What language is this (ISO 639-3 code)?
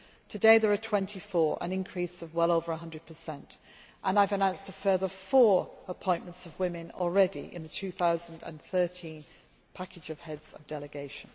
eng